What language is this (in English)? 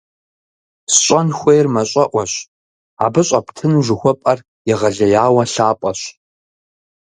Kabardian